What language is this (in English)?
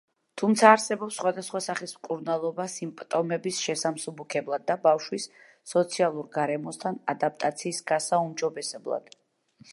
Georgian